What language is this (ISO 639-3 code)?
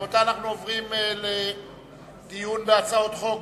heb